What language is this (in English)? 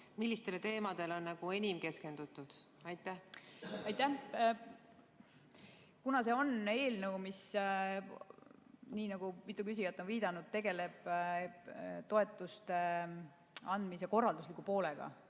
Estonian